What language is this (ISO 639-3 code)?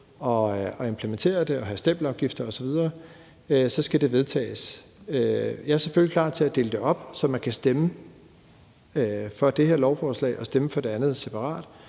dan